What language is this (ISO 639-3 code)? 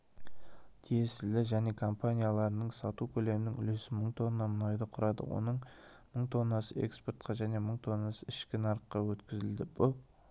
kaz